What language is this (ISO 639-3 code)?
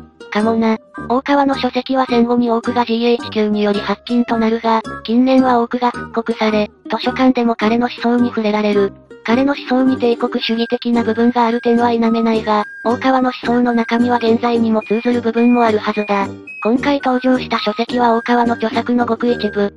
jpn